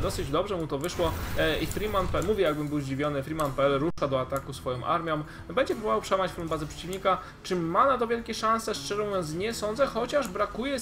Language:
Polish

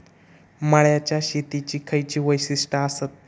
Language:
Marathi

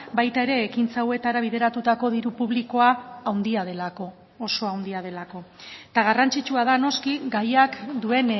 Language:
Basque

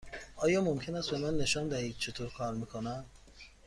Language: Persian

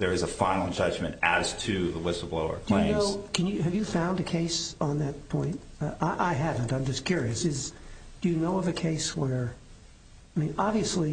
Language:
English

